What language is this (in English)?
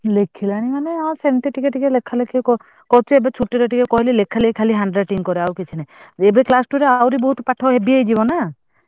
Odia